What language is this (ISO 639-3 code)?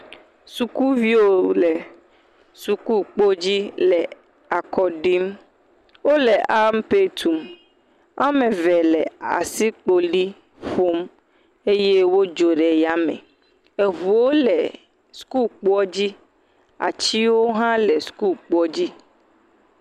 ewe